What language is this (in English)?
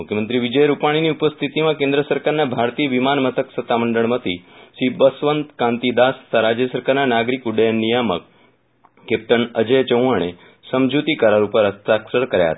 Gujarati